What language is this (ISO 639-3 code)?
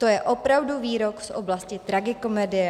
ces